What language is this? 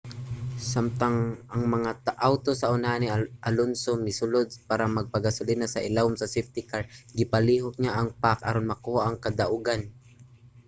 Cebuano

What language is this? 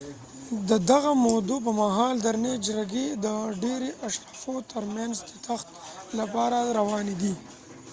Pashto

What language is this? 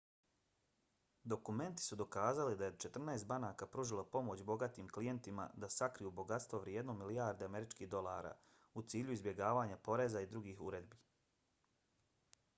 Bosnian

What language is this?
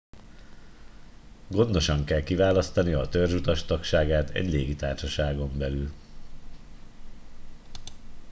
Hungarian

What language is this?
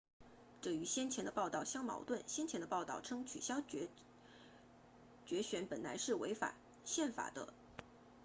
Chinese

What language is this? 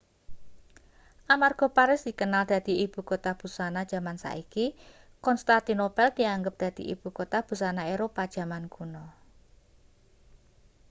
Javanese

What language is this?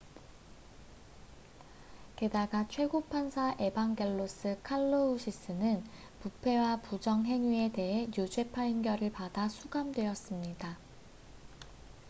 Korean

